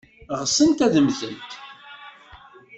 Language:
Kabyle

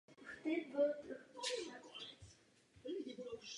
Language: Czech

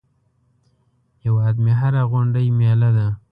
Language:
Pashto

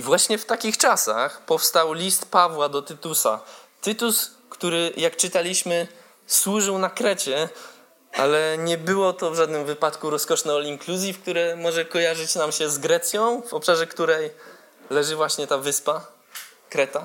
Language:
Polish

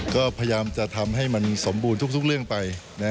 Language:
Thai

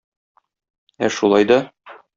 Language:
Tatar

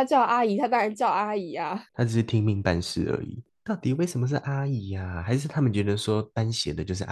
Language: Chinese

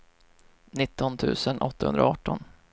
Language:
Swedish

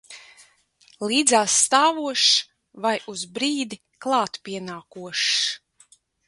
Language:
Latvian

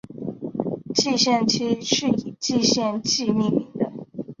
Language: Chinese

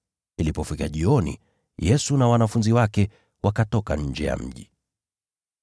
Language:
Swahili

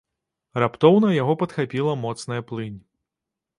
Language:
Belarusian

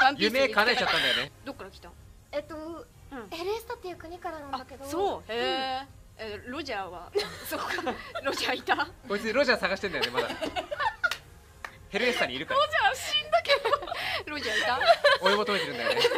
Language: Japanese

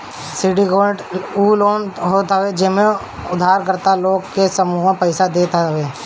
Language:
Bhojpuri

